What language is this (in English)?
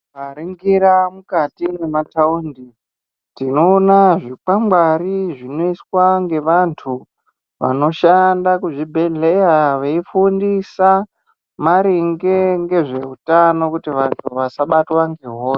Ndau